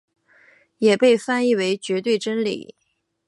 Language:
Chinese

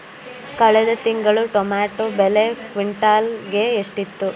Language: Kannada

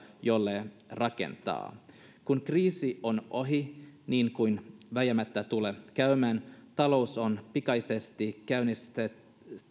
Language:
Finnish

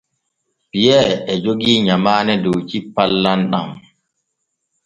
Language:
Borgu Fulfulde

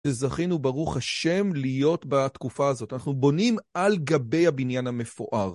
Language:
Hebrew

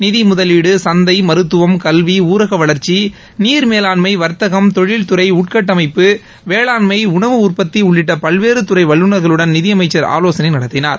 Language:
Tamil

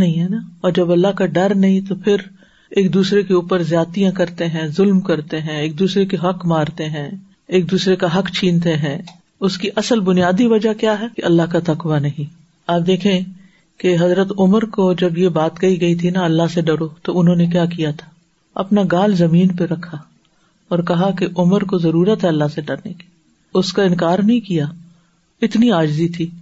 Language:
Urdu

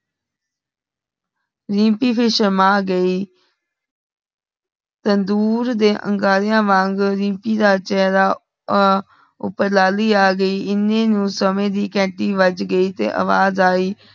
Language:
Punjabi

